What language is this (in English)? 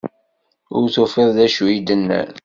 Kabyle